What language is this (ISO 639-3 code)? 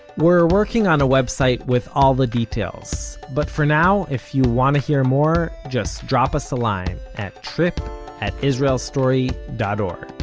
eng